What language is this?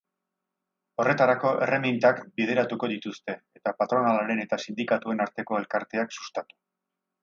Basque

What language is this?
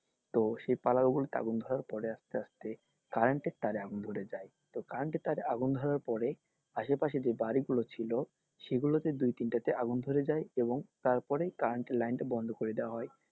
Bangla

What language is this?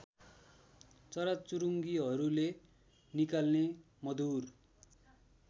Nepali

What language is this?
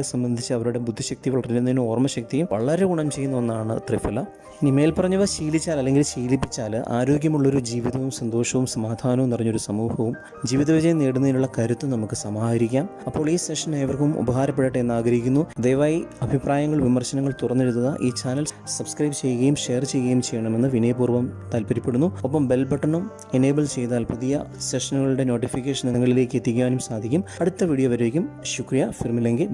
Malayalam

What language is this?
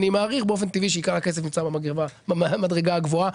Hebrew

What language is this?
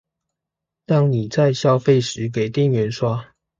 Chinese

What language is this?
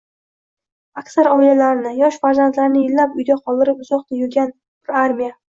Uzbek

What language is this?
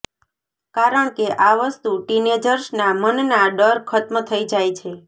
Gujarati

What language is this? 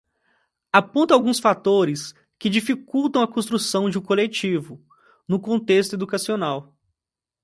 Portuguese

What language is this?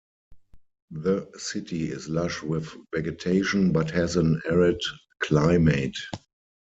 English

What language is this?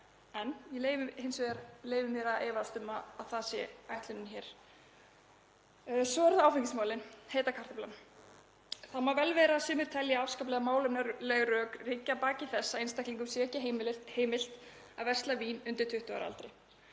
Icelandic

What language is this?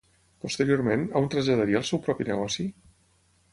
Catalan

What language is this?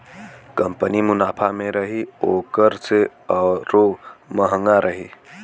Bhojpuri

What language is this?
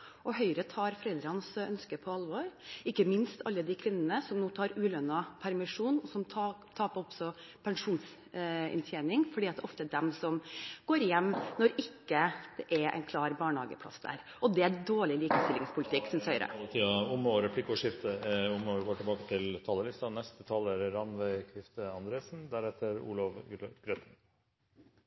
Norwegian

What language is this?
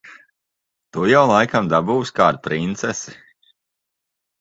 Latvian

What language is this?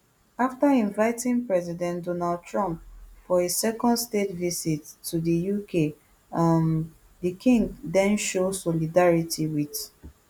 Nigerian Pidgin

